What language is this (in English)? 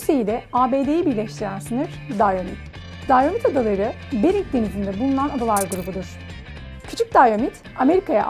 Turkish